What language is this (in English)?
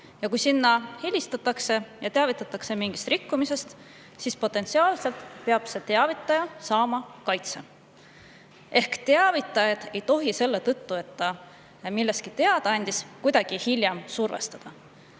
Estonian